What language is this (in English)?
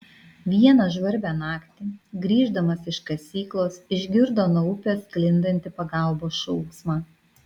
Lithuanian